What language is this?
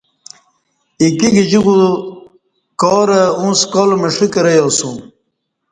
Kati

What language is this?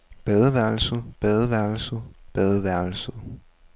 Danish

